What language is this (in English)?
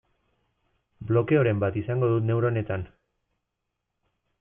Basque